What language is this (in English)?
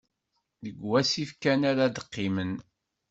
Kabyle